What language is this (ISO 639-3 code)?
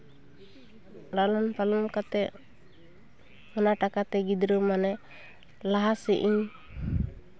sat